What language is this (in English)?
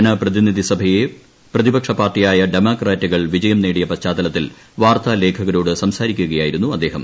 Malayalam